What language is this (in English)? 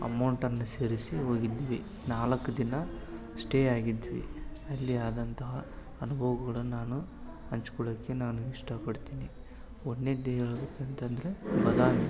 Kannada